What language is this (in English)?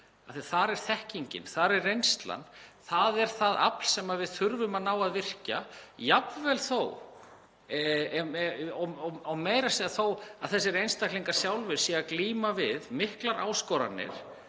Icelandic